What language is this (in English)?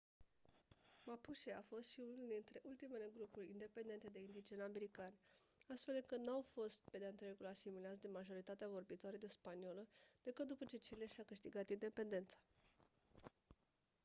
Romanian